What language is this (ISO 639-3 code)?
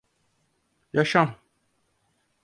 tur